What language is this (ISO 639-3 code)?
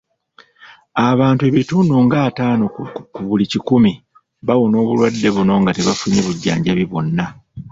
lug